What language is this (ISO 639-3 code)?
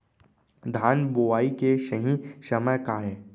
hne